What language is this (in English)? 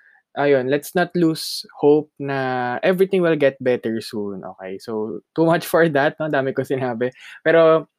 Filipino